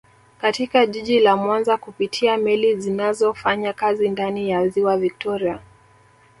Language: Swahili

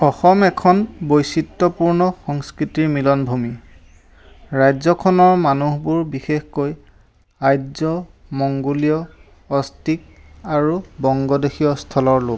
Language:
Assamese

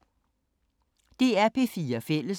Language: Danish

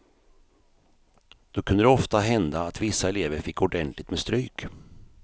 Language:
Swedish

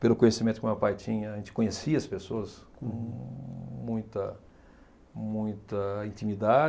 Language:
Portuguese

